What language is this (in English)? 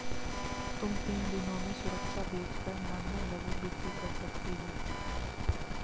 Hindi